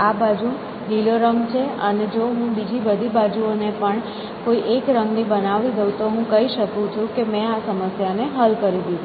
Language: Gujarati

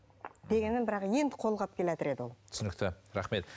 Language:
Kazakh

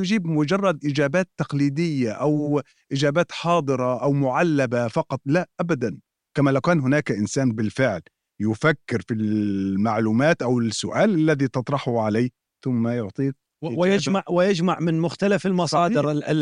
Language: Arabic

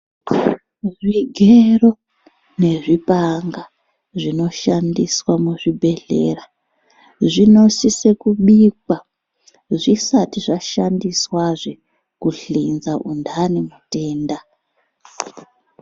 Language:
Ndau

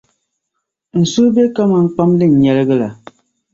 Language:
Dagbani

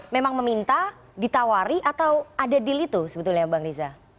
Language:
Indonesian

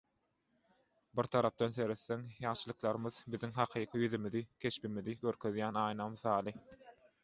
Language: Turkmen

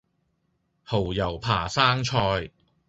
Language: Cantonese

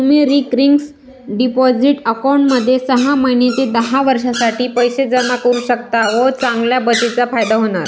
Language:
Marathi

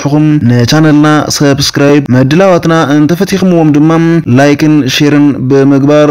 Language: Arabic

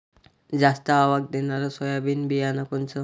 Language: Marathi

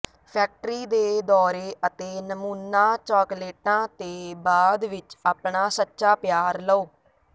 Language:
Punjabi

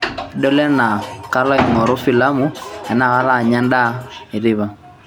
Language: Masai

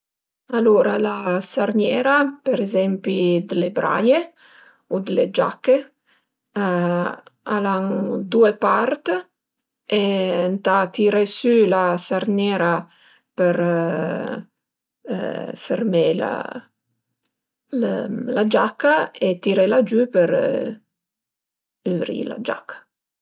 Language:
Piedmontese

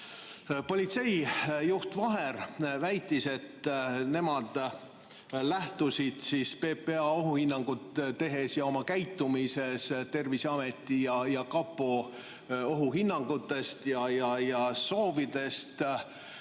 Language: Estonian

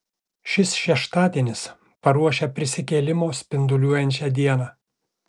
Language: Lithuanian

